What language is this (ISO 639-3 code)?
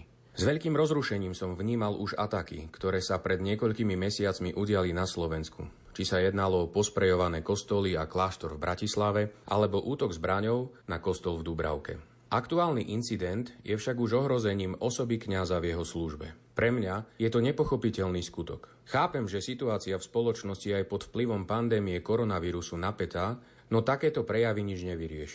slk